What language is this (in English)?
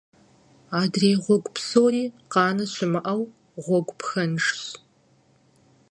Kabardian